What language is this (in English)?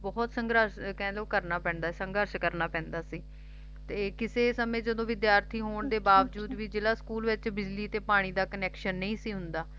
Punjabi